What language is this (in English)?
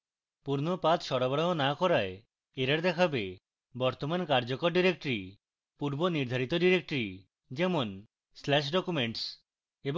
Bangla